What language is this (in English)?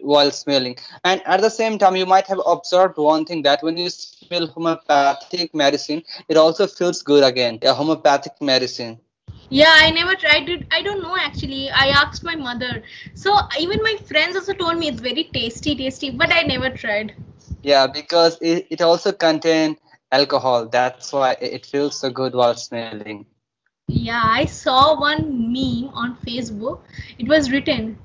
English